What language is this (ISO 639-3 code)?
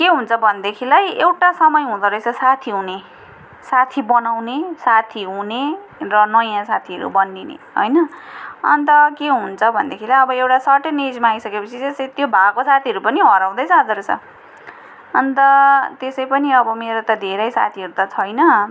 nep